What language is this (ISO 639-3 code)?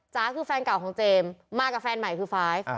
tha